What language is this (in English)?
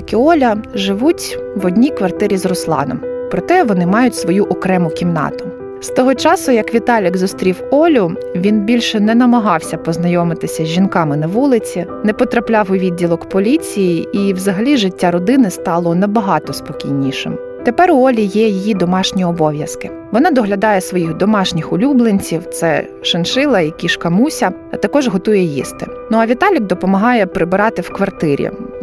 Ukrainian